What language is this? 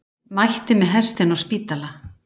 Icelandic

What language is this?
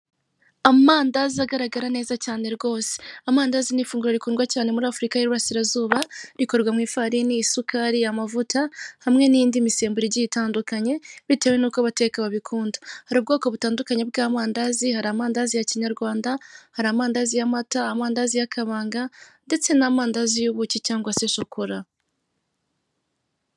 Kinyarwanda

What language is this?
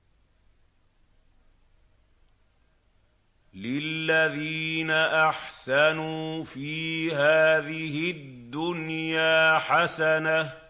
Arabic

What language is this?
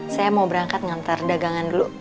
Indonesian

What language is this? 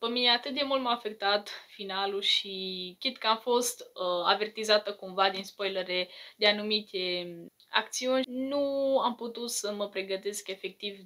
Romanian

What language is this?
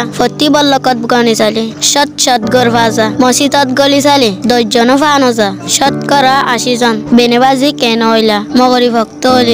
Turkish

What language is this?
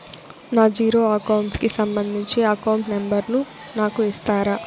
Telugu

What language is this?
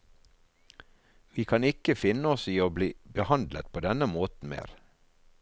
Norwegian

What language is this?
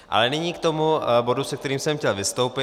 Czech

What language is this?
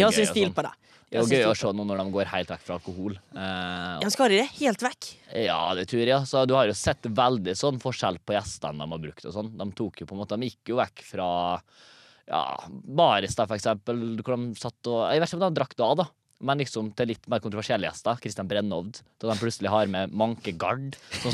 Danish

